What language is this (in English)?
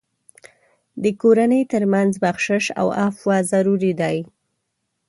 Pashto